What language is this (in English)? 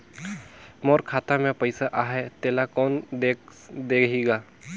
Chhattisgarhi